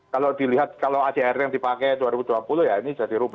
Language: Indonesian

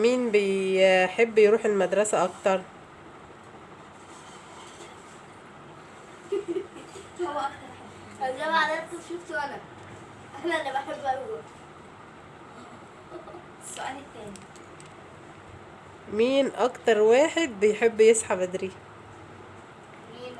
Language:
Arabic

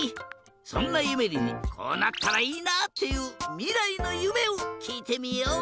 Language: Japanese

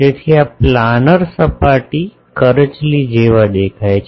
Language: Gujarati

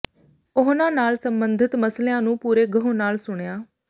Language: Punjabi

